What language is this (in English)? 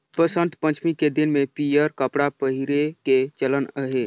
Chhattisgarhi